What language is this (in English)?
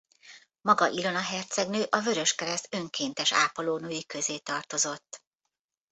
Hungarian